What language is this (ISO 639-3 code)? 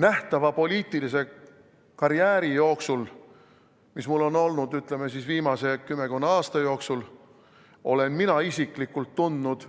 est